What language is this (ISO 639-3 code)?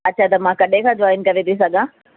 snd